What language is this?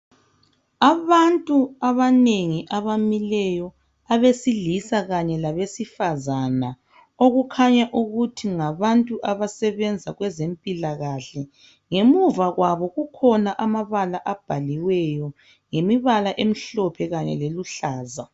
North Ndebele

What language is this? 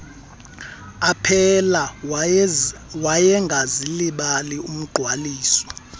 Xhosa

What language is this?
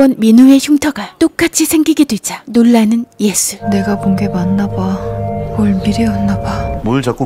Korean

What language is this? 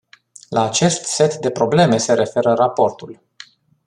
Romanian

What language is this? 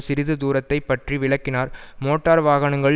Tamil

